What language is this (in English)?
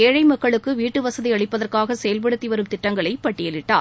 Tamil